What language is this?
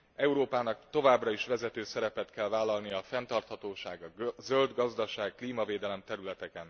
Hungarian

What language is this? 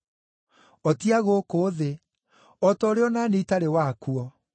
Kikuyu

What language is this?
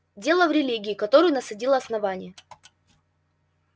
Russian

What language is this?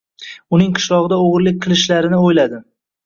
Uzbek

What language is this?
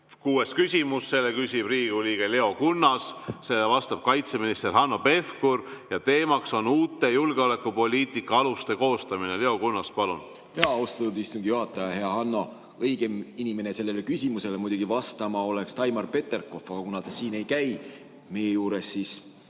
Estonian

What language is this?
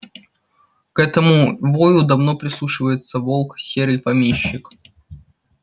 Russian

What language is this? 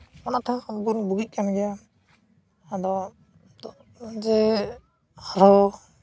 Santali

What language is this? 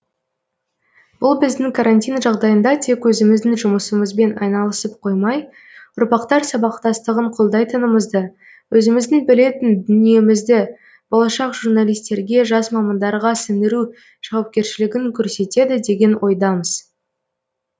Kazakh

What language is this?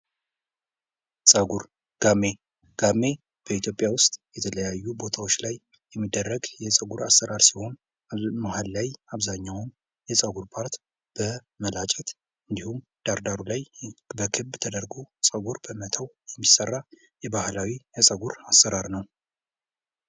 Amharic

